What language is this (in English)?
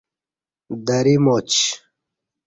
Kati